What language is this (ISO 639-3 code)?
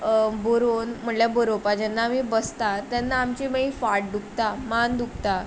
kok